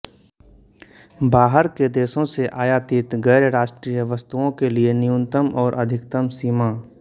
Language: Hindi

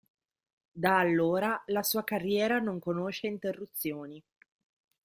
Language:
Italian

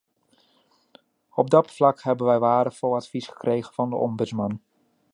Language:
Dutch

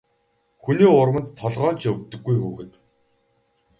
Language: Mongolian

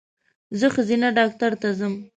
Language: Pashto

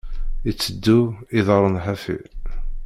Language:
Kabyle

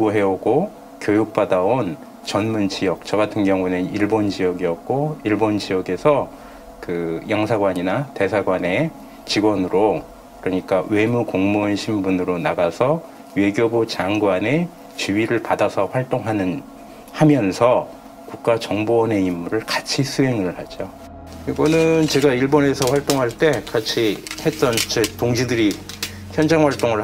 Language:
Korean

